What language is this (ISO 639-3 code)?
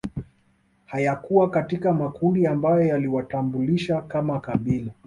swa